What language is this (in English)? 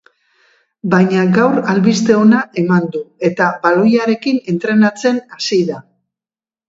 Basque